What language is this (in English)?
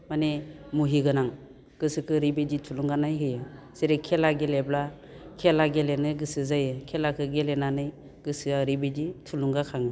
Bodo